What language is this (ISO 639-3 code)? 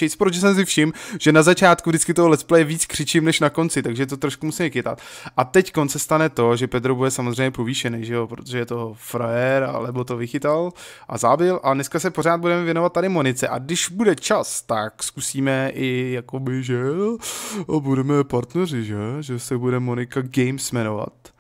ces